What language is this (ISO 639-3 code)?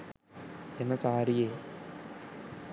sin